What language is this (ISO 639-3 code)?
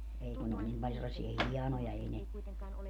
fin